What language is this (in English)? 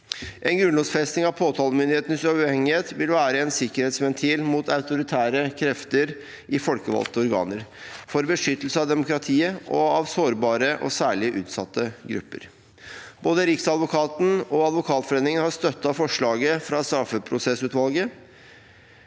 Norwegian